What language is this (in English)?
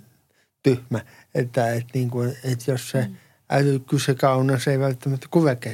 Finnish